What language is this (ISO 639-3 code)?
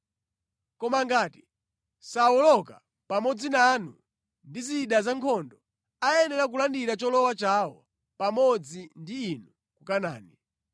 nya